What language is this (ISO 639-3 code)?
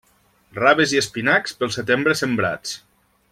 cat